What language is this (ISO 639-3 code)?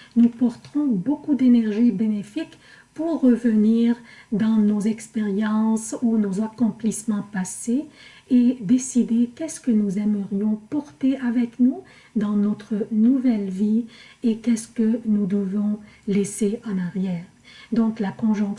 fra